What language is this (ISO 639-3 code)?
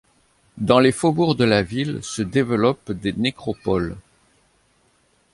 fra